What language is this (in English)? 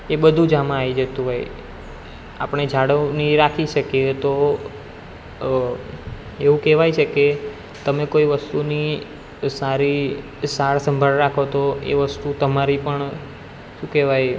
Gujarati